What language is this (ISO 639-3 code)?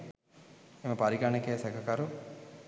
sin